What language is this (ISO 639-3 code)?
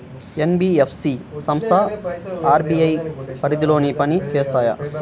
tel